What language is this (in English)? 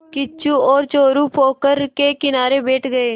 Hindi